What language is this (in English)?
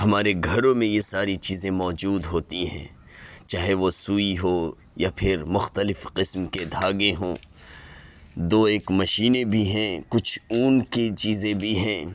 Urdu